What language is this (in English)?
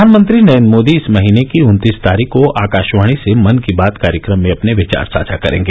Hindi